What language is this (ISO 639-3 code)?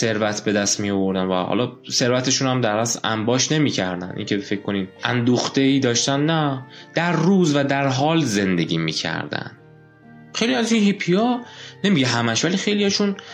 fas